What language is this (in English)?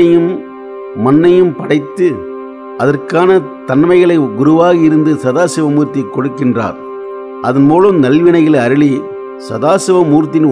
Romanian